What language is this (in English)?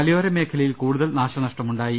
Malayalam